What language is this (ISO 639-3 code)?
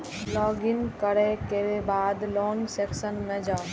mai